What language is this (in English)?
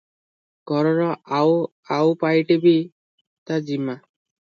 Odia